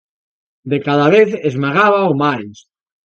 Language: Galician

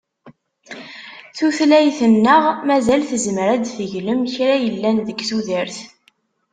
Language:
Kabyle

